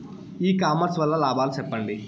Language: Telugu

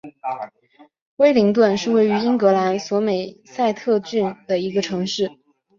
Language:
Chinese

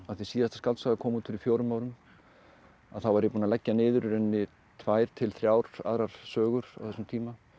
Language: Icelandic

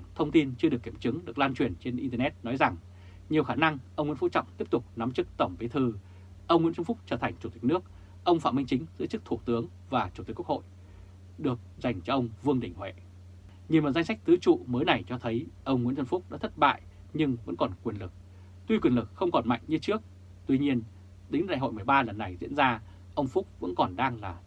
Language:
Vietnamese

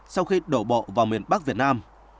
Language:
Vietnamese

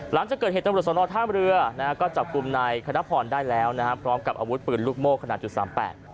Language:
Thai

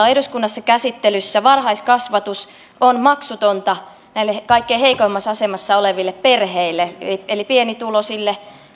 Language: Finnish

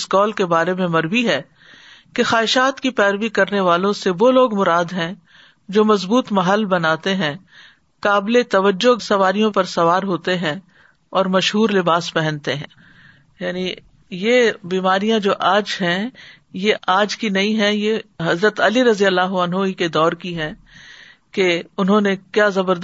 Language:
Urdu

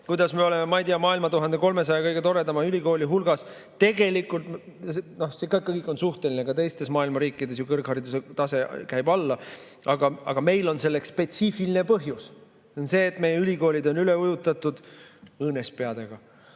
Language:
Estonian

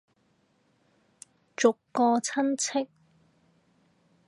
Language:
Cantonese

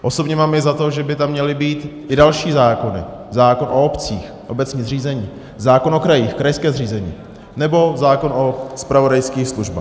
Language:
Czech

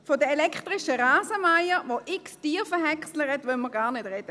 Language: Swiss German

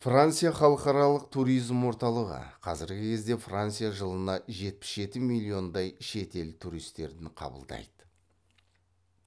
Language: Kazakh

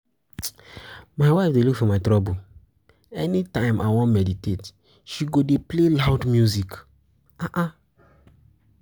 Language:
Nigerian Pidgin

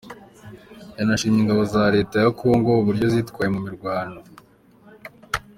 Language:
Kinyarwanda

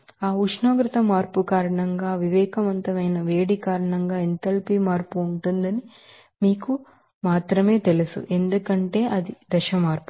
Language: Telugu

